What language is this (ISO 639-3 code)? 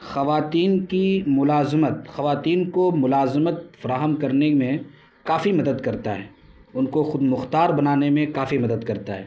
urd